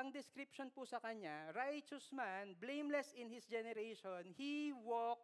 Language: Filipino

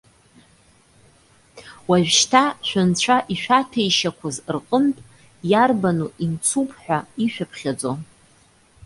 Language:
Abkhazian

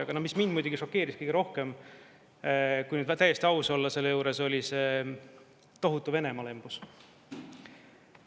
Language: Estonian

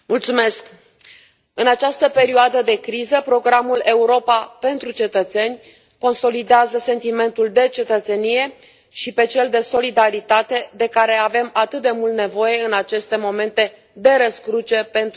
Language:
Romanian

